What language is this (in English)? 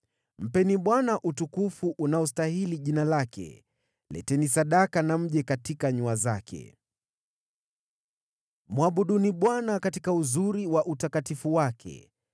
Swahili